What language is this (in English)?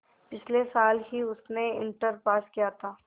Hindi